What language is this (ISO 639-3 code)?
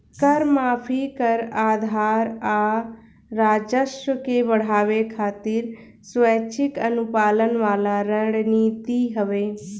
bho